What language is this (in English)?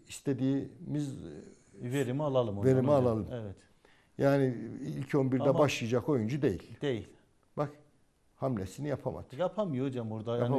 Turkish